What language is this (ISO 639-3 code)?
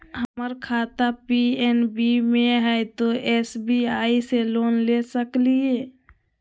mag